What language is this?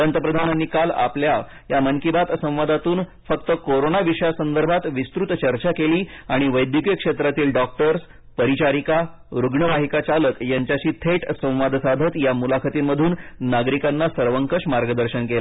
Marathi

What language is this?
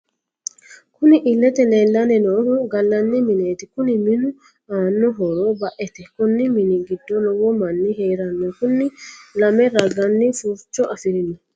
Sidamo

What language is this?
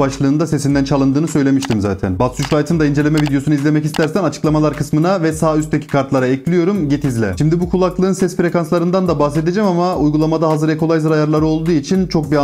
Turkish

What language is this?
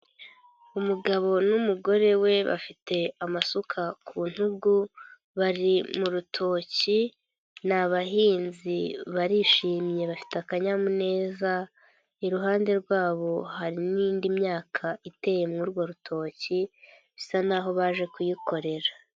Kinyarwanda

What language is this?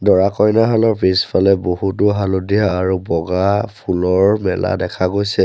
Assamese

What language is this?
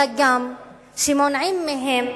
Hebrew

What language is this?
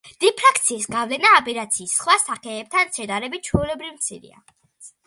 Georgian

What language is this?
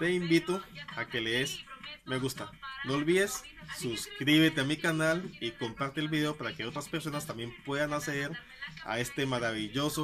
Spanish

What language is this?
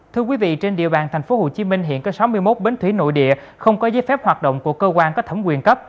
Vietnamese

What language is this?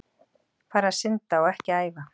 Icelandic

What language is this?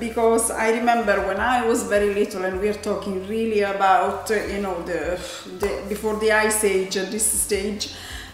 English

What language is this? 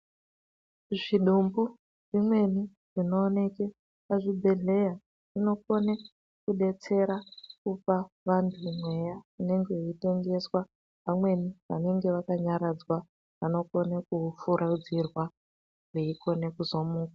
Ndau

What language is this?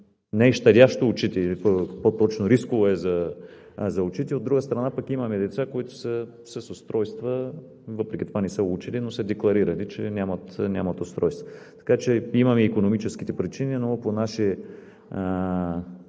Bulgarian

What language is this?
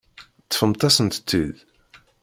Kabyle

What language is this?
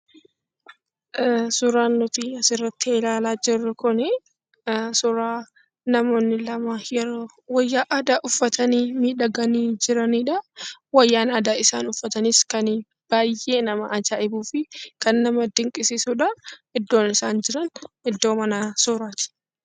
Oromo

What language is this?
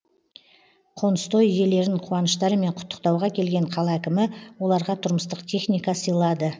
Kazakh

